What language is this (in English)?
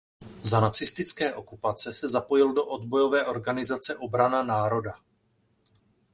Czech